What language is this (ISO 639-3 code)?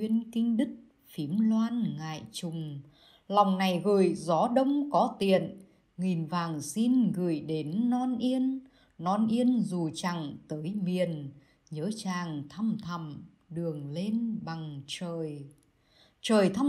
vie